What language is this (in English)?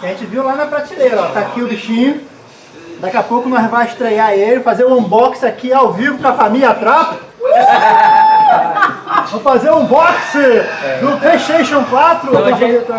Portuguese